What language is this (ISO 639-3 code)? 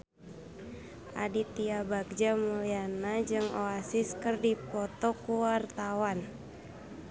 sun